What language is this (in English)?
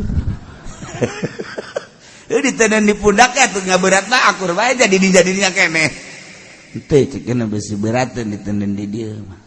Indonesian